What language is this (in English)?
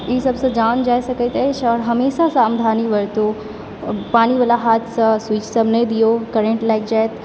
Maithili